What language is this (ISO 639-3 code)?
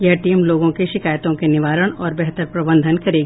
hin